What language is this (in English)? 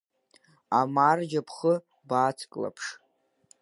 Abkhazian